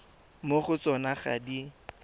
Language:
Tswana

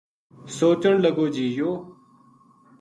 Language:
Gujari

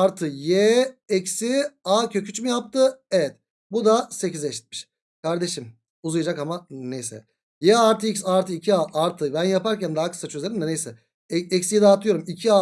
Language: Turkish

